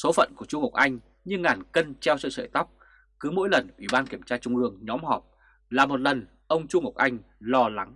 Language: Vietnamese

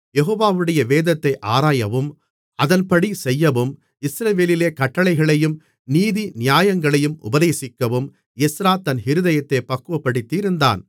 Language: Tamil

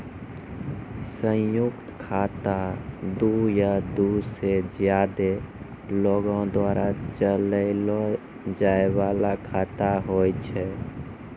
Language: Maithili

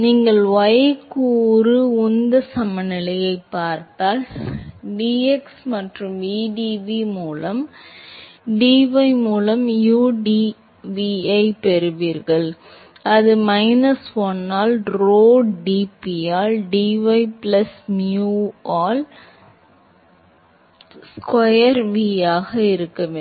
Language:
Tamil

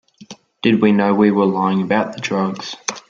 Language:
English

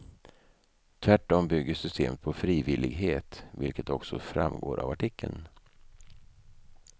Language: Swedish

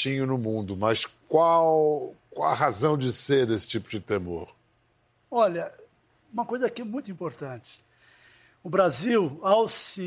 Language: Portuguese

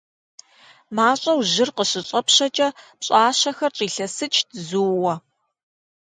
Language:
Kabardian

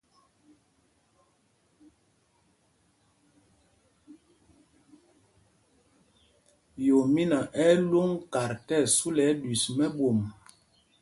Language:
Mpumpong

